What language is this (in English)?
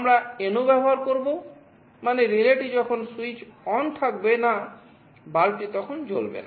Bangla